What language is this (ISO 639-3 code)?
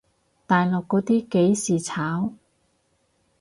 yue